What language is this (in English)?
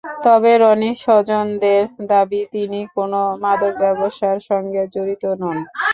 Bangla